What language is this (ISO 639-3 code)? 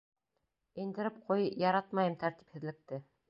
bak